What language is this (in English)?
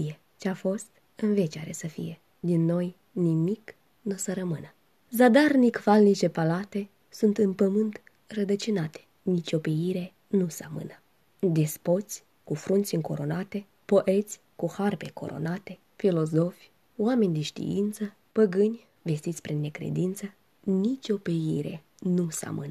Romanian